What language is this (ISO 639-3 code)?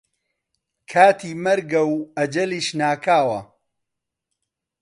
ckb